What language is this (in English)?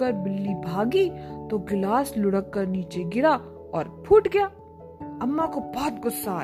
Hindi